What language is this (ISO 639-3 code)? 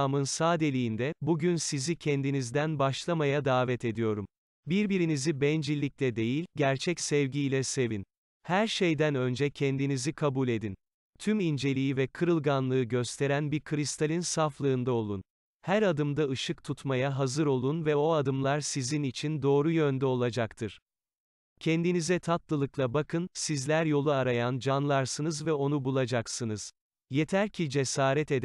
tur